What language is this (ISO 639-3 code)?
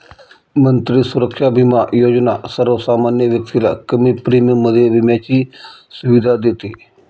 mar